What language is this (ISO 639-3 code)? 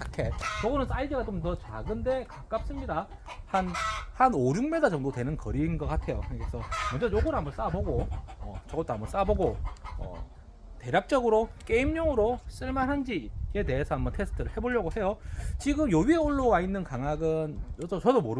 kor